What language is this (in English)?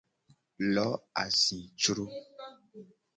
Gen